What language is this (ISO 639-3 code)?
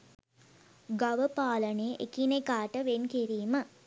sin